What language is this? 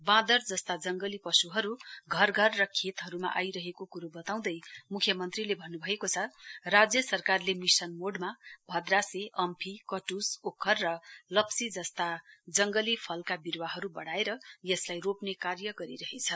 Nepali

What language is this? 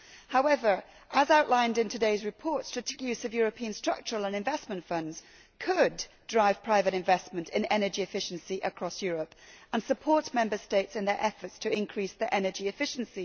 English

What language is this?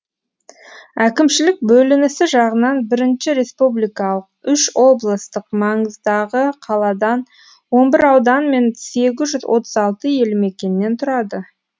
Kazakh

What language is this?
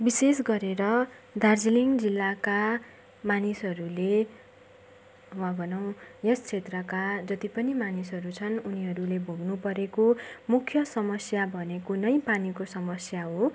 Nepali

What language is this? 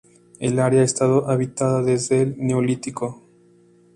Spanish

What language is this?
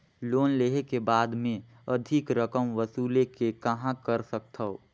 Chhattisgarhi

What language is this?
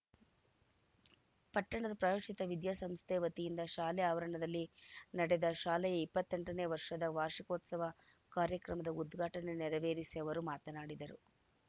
Kannada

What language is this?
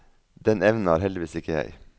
Norwegian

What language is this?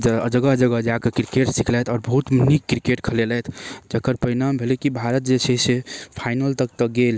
Maithili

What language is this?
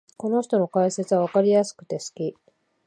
Japanese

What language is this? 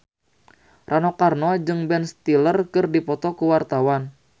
Sundanese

